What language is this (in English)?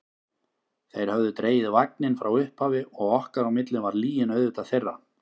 Icelandic